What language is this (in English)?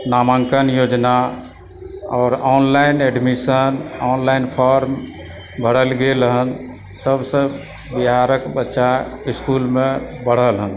Maithili